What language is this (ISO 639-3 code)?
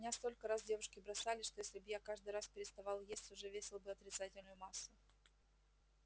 rus